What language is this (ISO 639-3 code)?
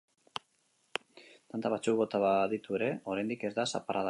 eus